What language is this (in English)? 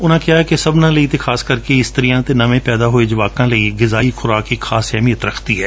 Punjabi